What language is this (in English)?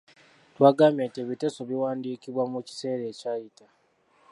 Ganda